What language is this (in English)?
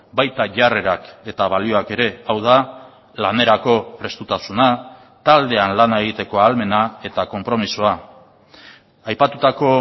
Basque